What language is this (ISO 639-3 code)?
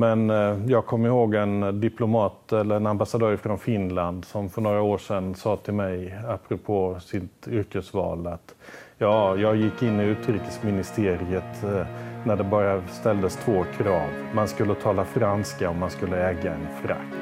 swe